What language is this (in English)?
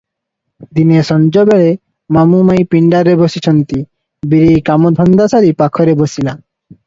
Odia